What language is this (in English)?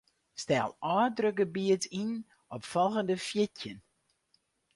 Western Frisian